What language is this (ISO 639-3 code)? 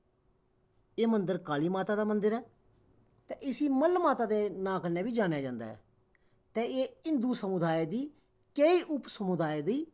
doi